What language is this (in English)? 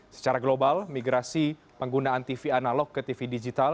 Indonesian